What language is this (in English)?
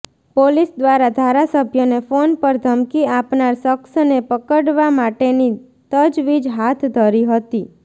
Gujarati